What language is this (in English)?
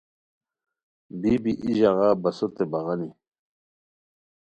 Khowar